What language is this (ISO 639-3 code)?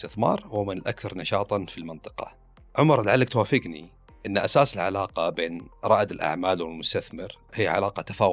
ara